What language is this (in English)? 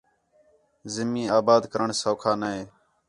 Khetrani